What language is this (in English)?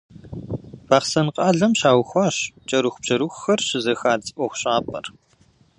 Kabardian